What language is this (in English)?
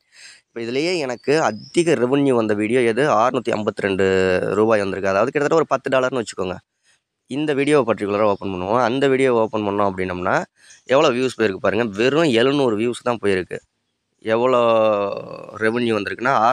Tamil